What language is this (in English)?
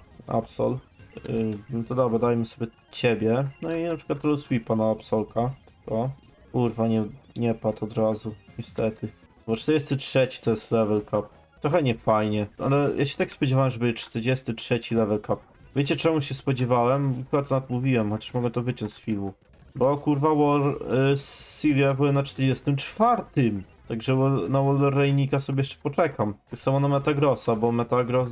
Polish